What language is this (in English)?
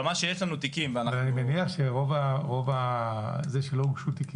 Hebrew